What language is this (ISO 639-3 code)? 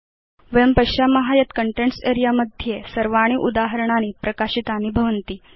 san